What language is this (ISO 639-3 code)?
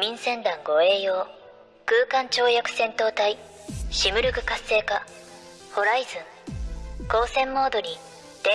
jpn